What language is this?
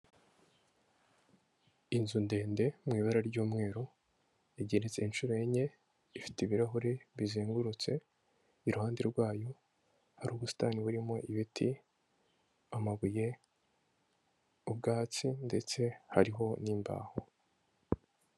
Kinyarwanda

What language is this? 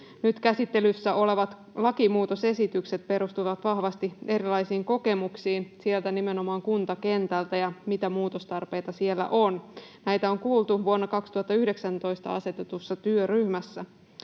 Finnish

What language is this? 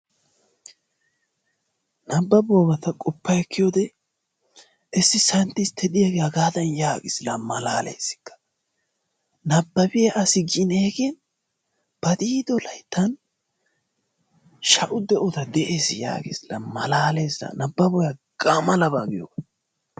Wolaytta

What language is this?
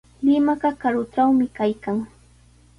Sihuas Ancash Quechua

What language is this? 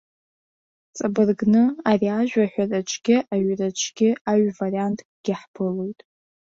Abkhazian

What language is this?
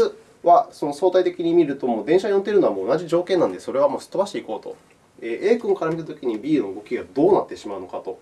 Japanese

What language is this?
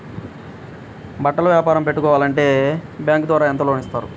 Telugu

